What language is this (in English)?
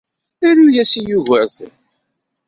Kabyle